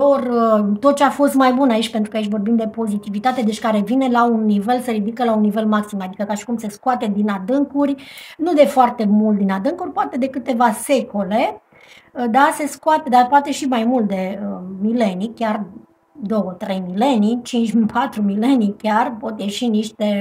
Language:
Romanian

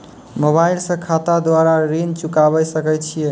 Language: Maithili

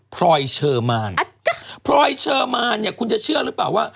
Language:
Thai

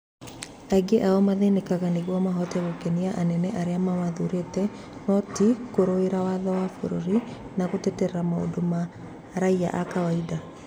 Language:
Kikuyu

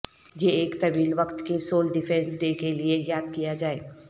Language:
Urdu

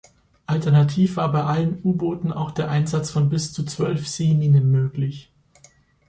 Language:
German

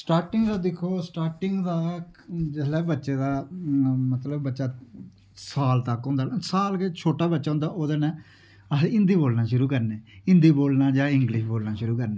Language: Dogri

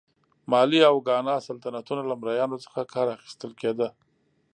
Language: Pashto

